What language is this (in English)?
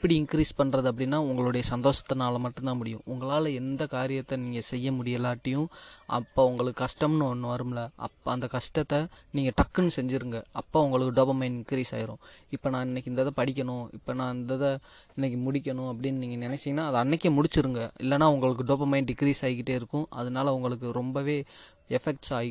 Tamil